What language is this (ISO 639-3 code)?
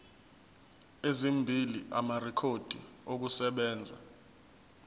zul